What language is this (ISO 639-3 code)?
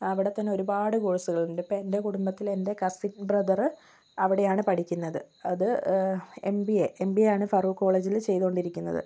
mal